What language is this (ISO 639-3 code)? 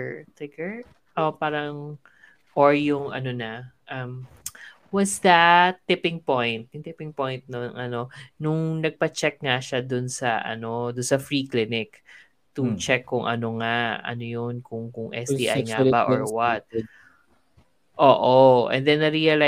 fil